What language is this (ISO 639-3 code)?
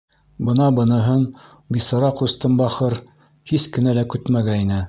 bak